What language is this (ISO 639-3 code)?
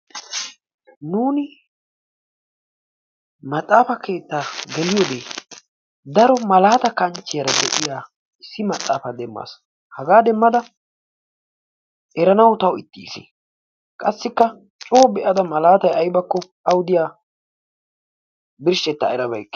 wal